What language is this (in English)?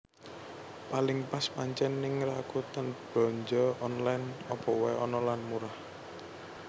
Javanese